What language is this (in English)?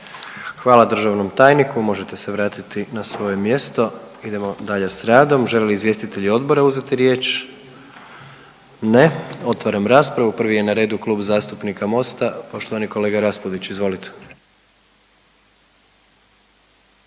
Croatian